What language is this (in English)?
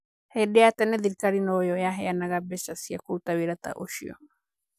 Kikuyu